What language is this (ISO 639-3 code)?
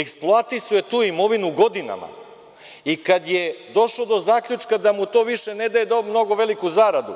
srp